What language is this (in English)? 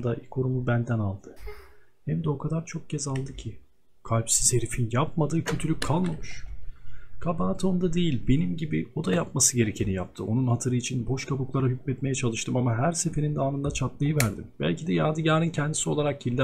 Turkish